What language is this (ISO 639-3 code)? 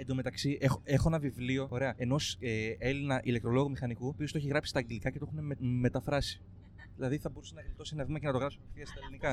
ell